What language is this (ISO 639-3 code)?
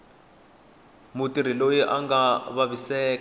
tso